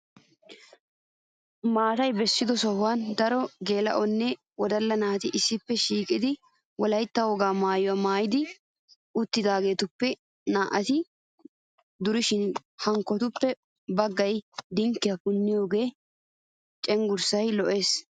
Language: Wolaytta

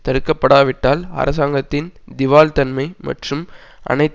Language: Tamil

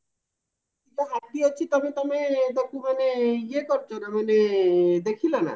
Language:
Odia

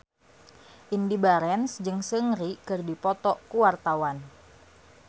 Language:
Sundanese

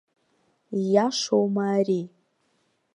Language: Abkhazian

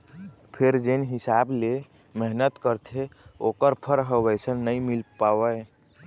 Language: Chhattisgarhi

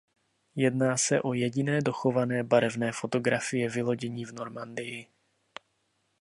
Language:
Czech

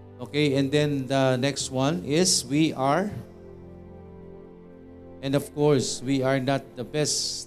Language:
Filipino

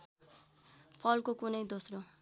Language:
Nepali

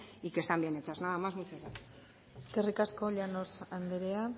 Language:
Spanish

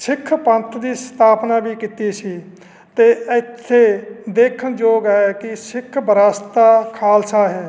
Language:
Punjabi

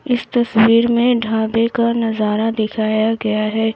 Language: Hindi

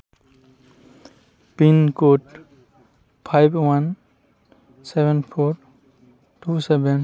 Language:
Santali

